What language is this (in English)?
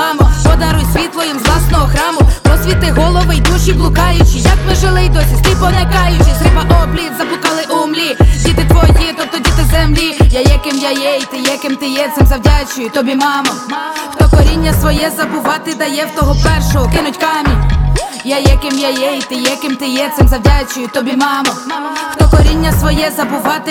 Ukrainian